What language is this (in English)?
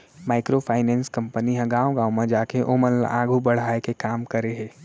Chhattisgarhi